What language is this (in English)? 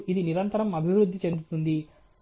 Telugu